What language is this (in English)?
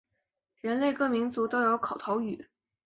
Chinese